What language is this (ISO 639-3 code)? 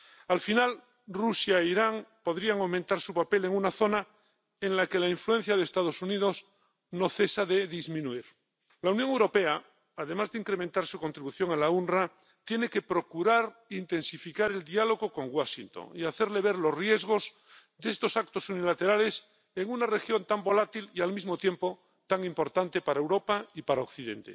spa